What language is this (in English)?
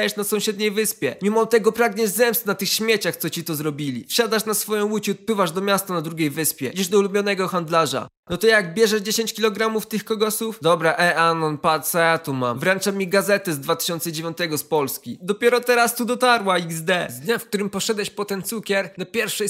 Polish